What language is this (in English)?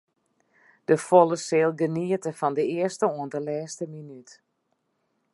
Western Frisian